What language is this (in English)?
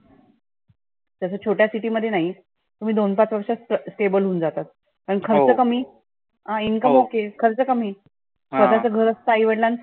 Marathi